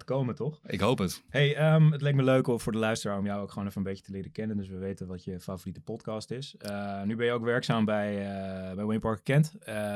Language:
Dutch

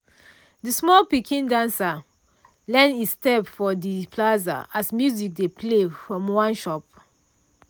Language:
Nigerian Pidgin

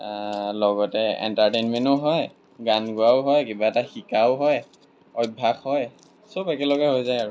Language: Assamese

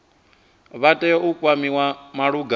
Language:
Venda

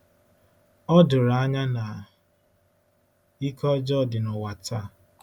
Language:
Igbo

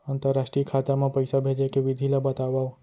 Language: Chhattisgarhi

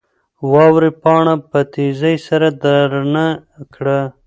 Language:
Pashto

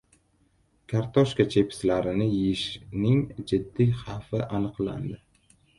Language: Uzbek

